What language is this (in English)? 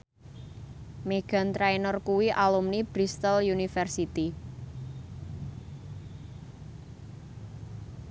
Javanese